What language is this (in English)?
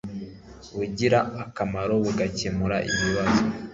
Kinyarwanda